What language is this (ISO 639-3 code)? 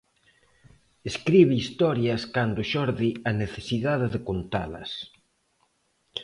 glg